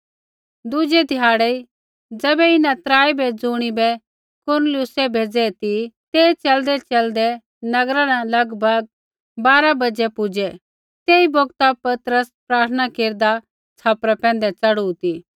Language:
Kullu Pahari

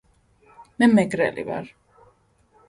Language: Georgian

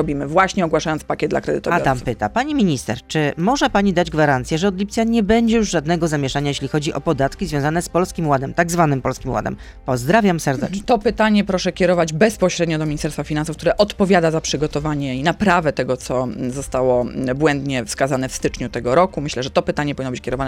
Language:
Polish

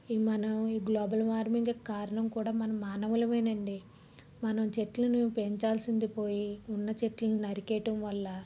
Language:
Telugu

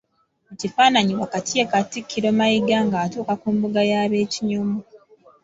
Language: Ganda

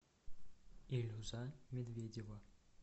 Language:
Russian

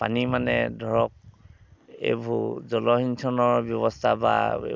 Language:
Assamese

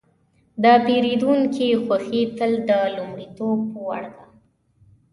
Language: Pashto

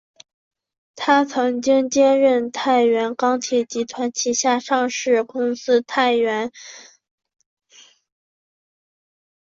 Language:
Chinese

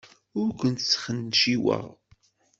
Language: Kabyle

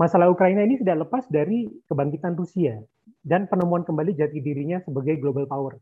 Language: Indonesian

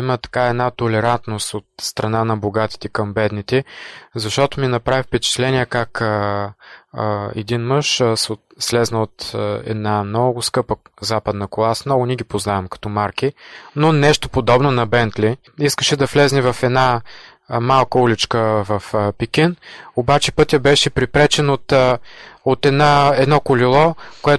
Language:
Bulgarian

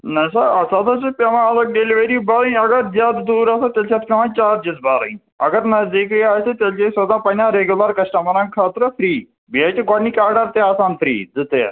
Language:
Kashmiri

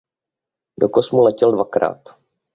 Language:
Czech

